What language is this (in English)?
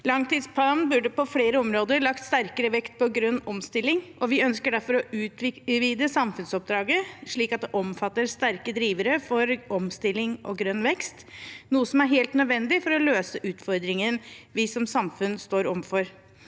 Norwegian